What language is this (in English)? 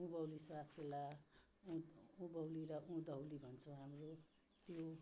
Nepali